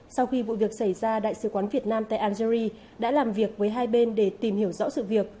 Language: Vietnamese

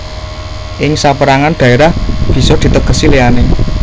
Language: Javanese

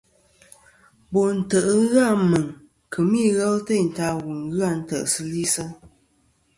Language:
Kom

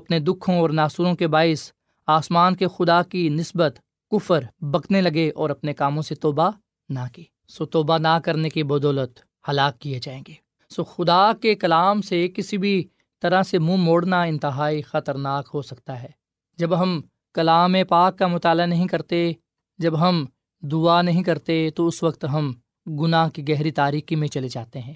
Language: Urdu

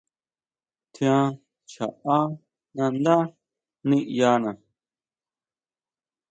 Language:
Huautla Mazatec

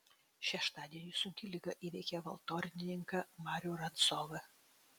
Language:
Lithuanian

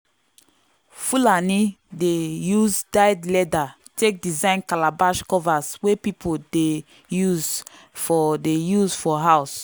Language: Nigerian Pidgin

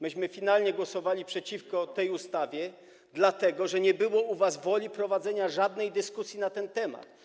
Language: Polish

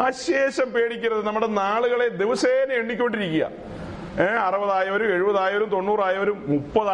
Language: Malayalam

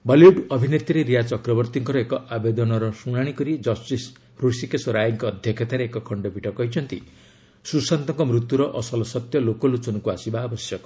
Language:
Odia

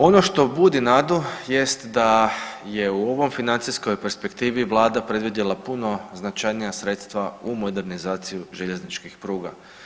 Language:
Croatian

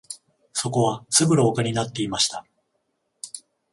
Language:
Japanese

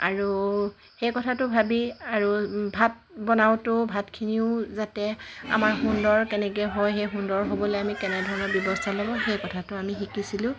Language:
Assamese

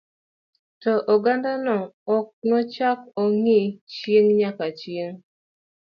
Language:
Luo (Kenya and Tanzania)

